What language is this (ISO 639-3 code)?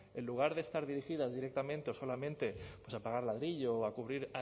spa